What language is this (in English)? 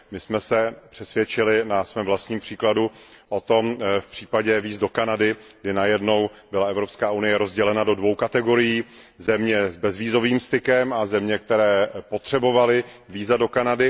Czech